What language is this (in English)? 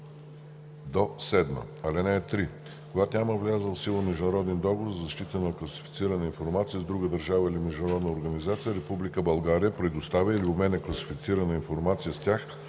Bulgarian